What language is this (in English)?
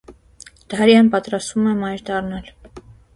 Armenian